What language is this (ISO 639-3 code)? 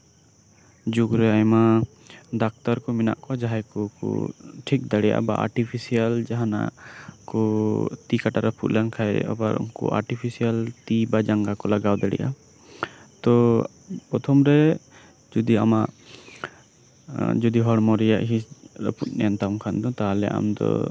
sat